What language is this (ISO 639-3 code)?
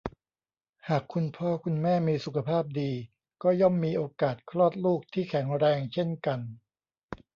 tha